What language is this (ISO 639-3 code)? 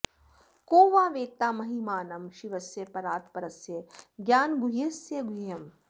san